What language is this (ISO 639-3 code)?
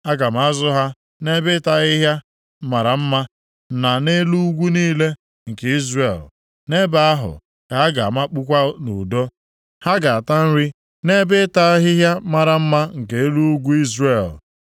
ibo